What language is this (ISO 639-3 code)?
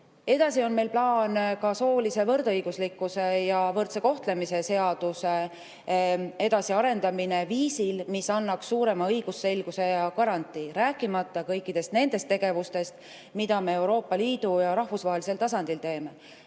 est